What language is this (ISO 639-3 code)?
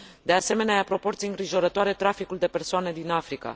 ron